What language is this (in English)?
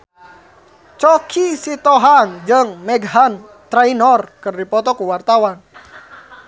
Sundanese